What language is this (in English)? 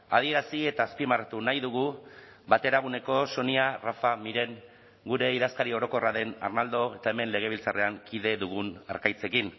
Basque